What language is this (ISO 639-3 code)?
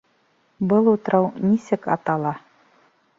bak